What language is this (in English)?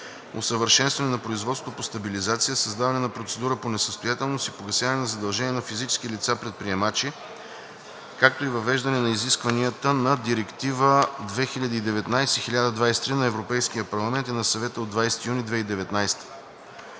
Bulgarian